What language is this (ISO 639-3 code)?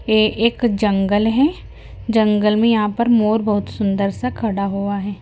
hin